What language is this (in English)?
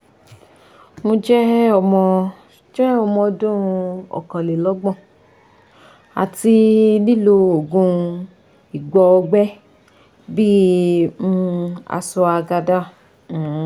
Yoruba